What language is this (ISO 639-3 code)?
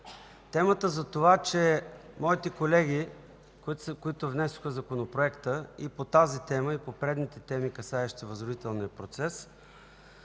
bul